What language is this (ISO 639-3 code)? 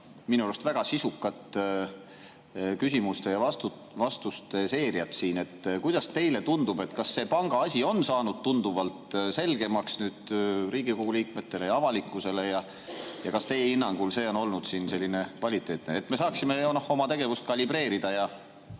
est